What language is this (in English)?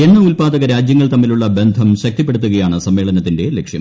Malayalam